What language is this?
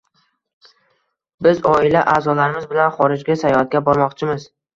Uzbek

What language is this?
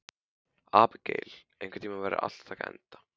Icelandic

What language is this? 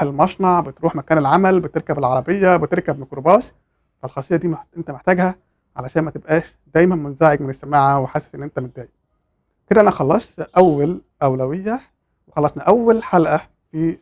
Arabic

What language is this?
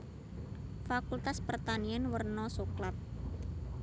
Javanese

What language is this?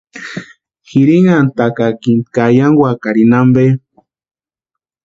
Western Highland Purepecha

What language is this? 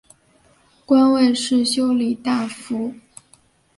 Chinese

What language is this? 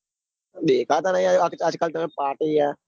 Gujarati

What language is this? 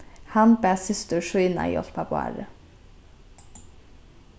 Faroese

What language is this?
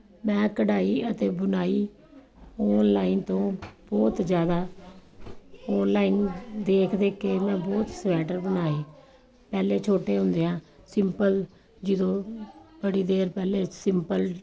Punjabi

